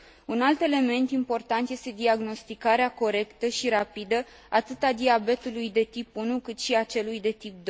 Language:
Romanian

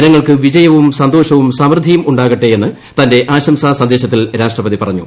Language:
Malayalam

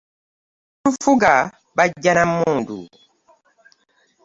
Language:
Ganda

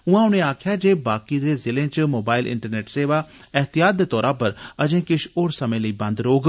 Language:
Dogri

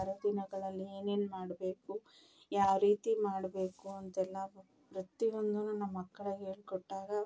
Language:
Kannada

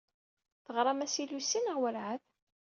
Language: Kabyle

